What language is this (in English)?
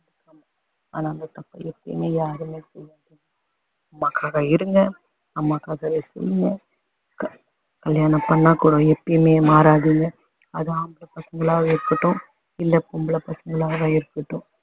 Tamil